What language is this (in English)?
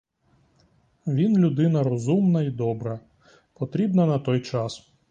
Ukrainian